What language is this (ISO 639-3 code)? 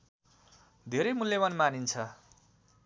nep